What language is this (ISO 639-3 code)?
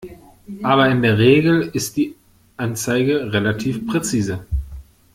deu